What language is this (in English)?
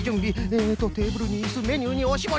Japanese